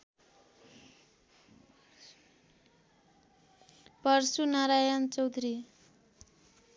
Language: Nepali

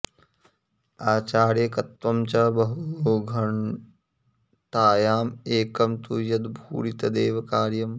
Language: Sanskrit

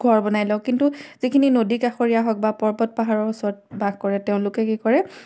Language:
Assamese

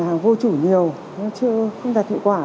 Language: Vietnamese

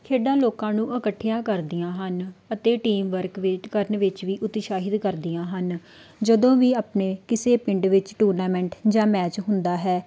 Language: Punjabi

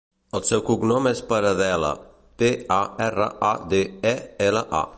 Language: Catalan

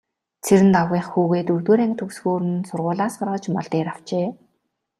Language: Mongolian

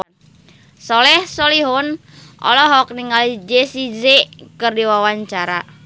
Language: Sundanese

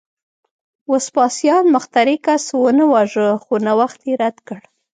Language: Pashto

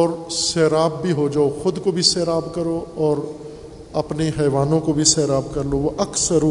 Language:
Urdu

